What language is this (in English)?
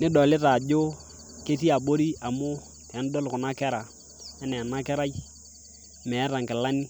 Masai